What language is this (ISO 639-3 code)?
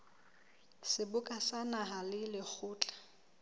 sot